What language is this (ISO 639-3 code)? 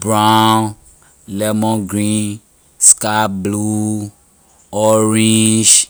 lir